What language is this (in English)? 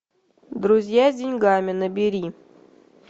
Russian